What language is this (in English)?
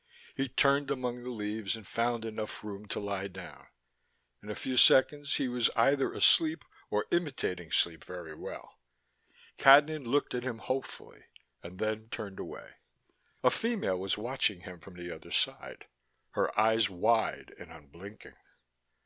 English